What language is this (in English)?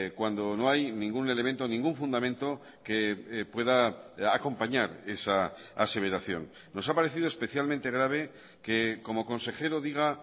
Spanish